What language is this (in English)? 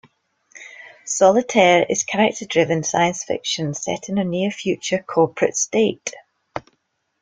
English